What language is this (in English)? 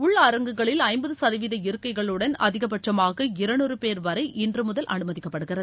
Tamil